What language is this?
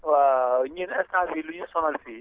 Wolof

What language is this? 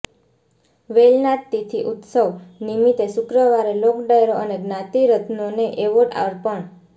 Gujarati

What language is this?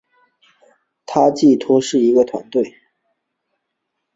Chinese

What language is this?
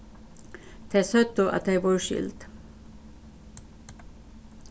Faroese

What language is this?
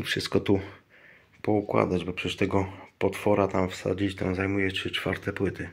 Polish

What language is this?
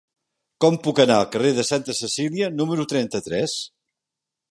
Catalan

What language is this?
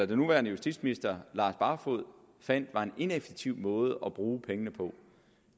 Danish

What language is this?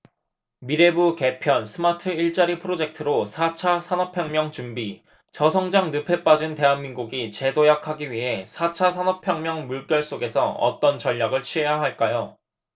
Korean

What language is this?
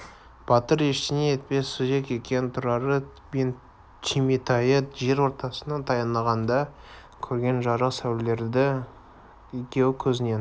Kazakh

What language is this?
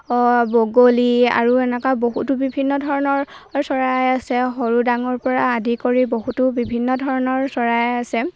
Assamese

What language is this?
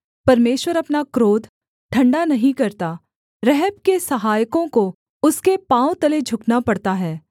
Hindi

